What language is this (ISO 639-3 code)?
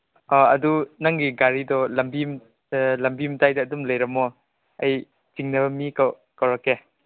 mni